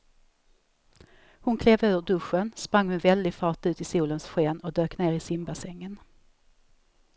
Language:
Swedish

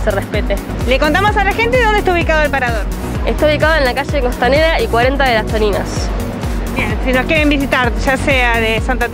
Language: Spanish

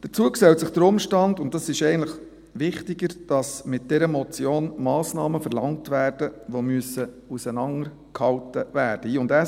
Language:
Swiss German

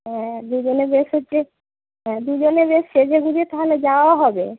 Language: Bangla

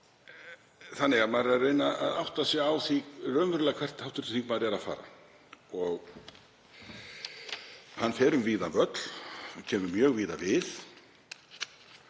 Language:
Icelandic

